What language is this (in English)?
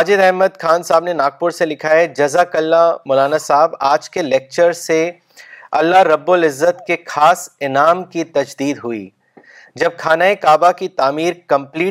Urdu